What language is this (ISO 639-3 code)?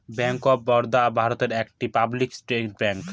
ben